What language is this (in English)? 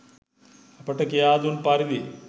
Sinhala